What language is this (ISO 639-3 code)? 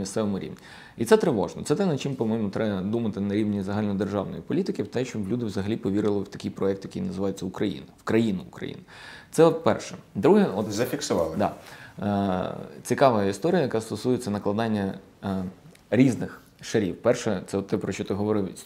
ukr